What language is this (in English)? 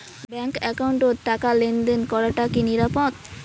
Bangla